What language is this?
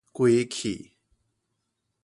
Min Nan Chinese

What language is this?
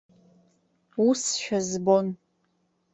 Abkhazian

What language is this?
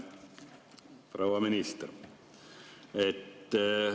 Estonian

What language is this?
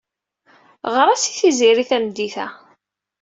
Kabyle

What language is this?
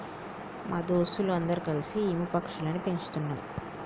Telugu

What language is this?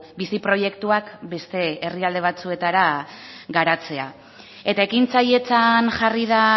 Basque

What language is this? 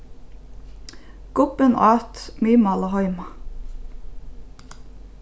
Faroese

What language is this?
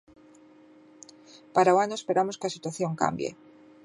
Galician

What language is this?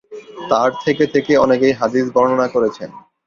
Bangla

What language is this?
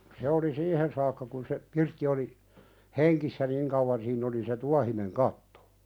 Finnish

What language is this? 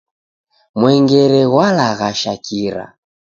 Taita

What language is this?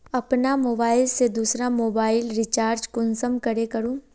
Magahi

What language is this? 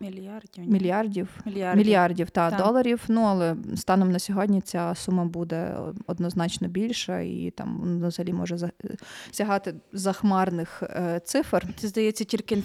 Ukrainian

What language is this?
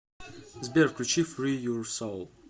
Russian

